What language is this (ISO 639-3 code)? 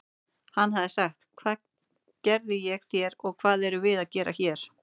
isl